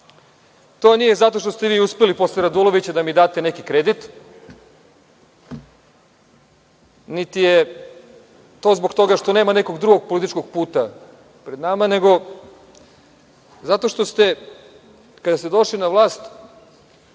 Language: Serbian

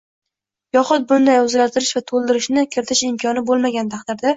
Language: Uzbek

